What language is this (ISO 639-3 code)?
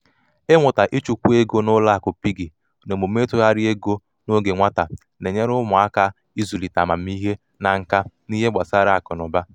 ibo